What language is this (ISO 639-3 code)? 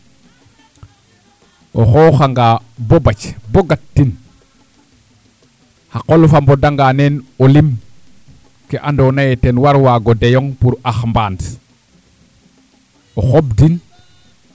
srr